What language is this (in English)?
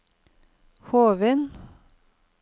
Norwegian